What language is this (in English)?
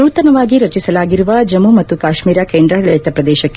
Kannada